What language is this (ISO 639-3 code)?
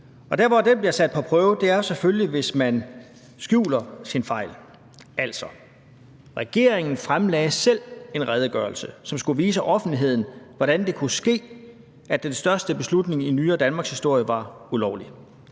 dan